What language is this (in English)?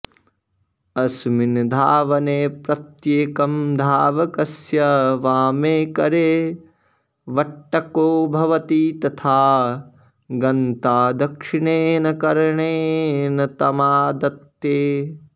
Sanskrit